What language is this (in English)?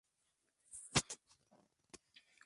Spanish